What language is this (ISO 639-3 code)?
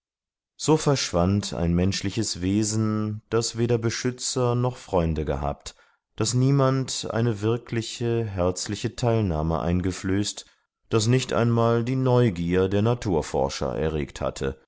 deu